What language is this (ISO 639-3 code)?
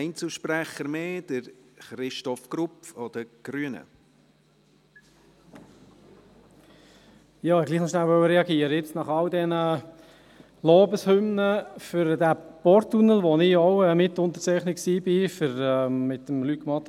gsw